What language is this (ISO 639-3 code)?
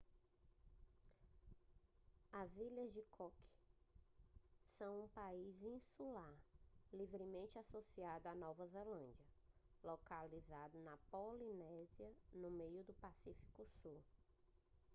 por